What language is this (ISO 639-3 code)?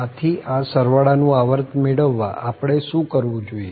guj